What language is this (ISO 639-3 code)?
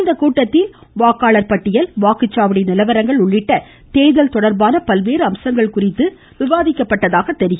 tam